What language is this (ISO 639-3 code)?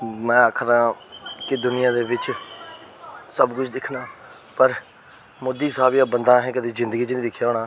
doi